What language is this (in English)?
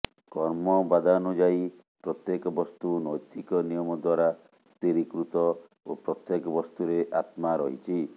Odia